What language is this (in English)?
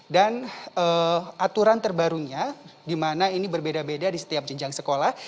Indonesian